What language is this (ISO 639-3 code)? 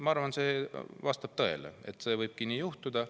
est